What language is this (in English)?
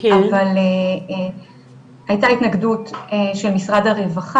Hebrew